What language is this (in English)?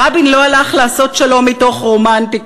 Hebrew